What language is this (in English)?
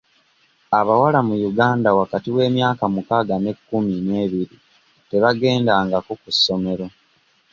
Ganda